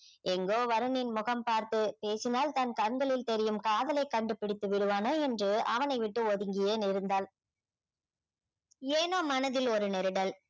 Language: Tamil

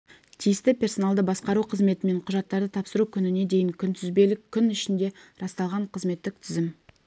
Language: Kazakh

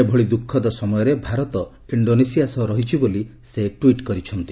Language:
Odia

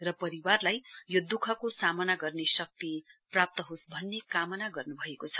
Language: Nepali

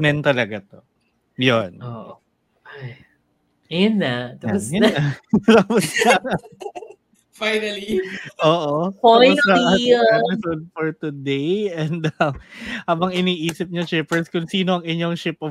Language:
Filipino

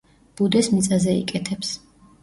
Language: Georgian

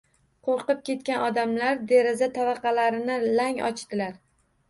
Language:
Uzbek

